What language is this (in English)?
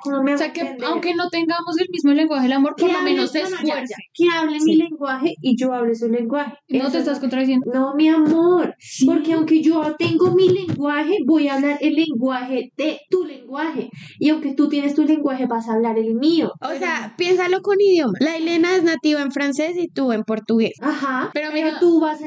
Spanish